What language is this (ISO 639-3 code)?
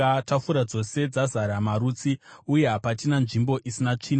sna